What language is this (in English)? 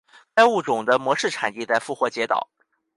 Chinese